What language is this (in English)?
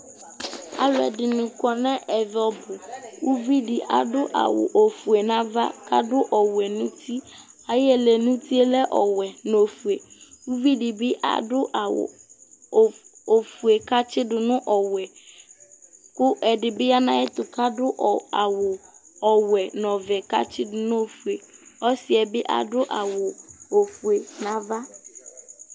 Ikposo